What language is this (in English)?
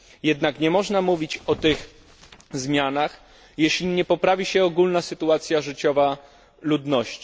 Polish